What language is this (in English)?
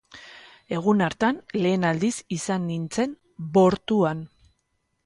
Basque